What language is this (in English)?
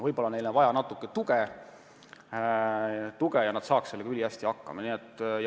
Estonian